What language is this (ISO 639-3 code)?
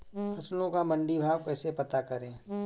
hin